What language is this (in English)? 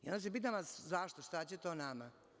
Serbian